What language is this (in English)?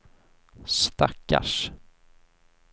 Swedish